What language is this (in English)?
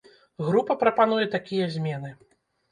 Belarusian